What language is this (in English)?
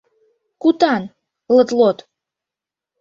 Mari